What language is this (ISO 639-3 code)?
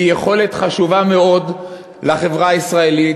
heb